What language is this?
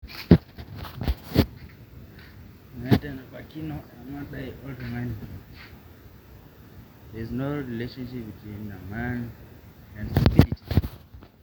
Masai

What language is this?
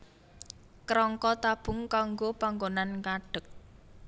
Javanese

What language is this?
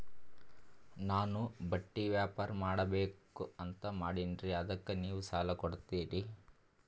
Kannada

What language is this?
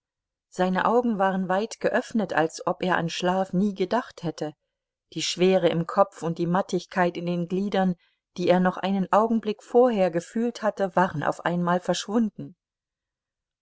German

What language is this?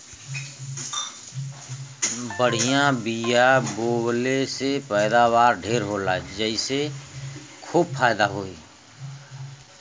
Bhojpuri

